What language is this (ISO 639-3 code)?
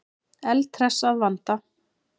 isl